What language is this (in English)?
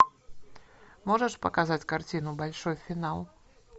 Russian